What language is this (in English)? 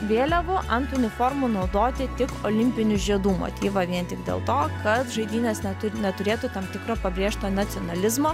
Lithuanian